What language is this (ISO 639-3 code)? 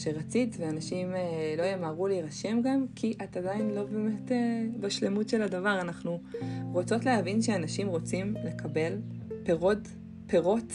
heb